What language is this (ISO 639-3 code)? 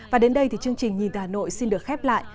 vie